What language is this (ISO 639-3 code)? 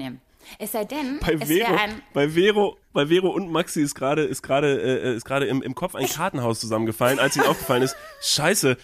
deu